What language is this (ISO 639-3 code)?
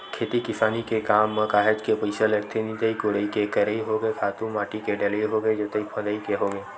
hne